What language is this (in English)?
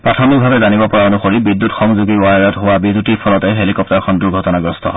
Assamese